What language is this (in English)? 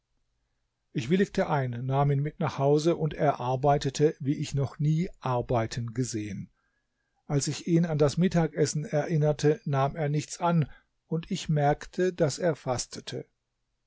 German